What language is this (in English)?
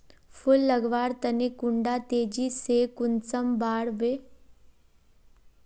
Magahi